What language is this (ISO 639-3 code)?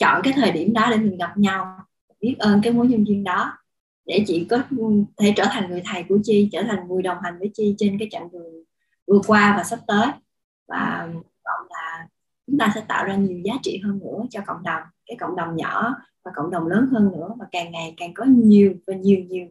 vie